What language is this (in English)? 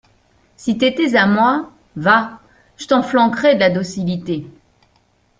French